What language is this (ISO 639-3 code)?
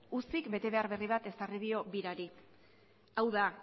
eus